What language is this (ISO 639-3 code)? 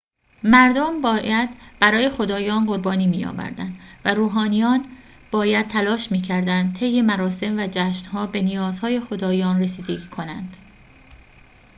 fas